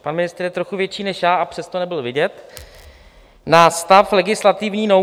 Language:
Czech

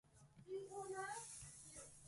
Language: Japanese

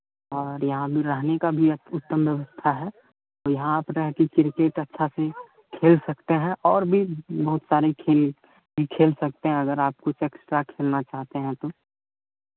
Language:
Hindi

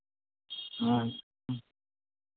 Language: Santali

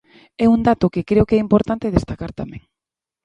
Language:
Galician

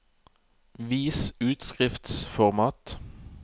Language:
Norwegian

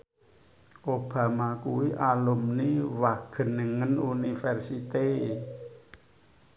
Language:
Javanese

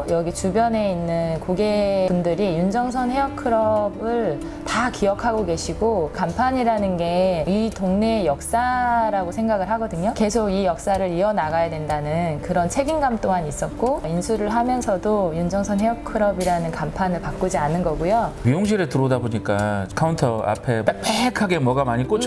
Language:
Korean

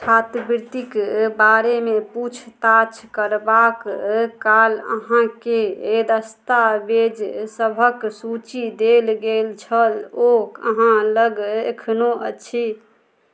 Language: Maithili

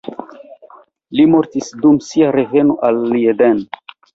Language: Esperanto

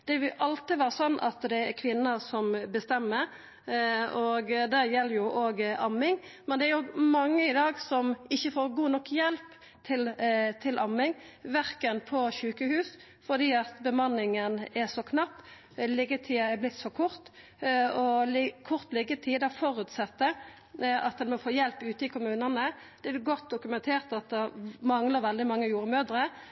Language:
Norwegian Nynorsk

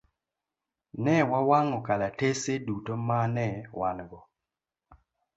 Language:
Luo (Kenya and Tanzania)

